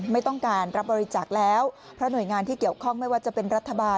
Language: Thai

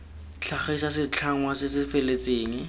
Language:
Tswana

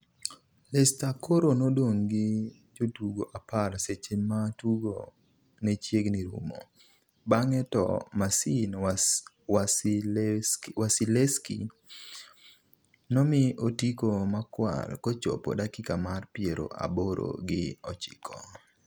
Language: Luo (Kenya and Tanzania)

